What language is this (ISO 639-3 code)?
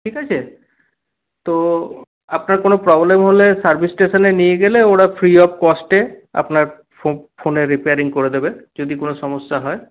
ben